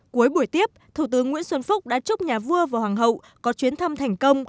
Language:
Vietnamese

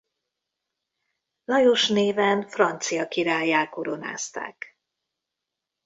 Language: Hungarian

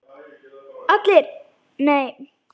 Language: Icelandic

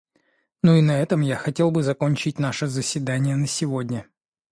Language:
Russian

